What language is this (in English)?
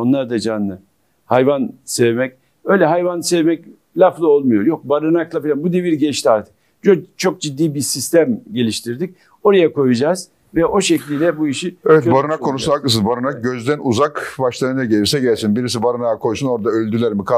Turkish